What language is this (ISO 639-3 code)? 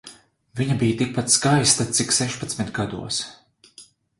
lav